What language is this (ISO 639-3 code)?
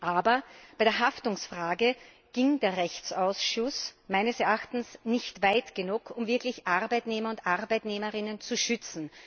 deu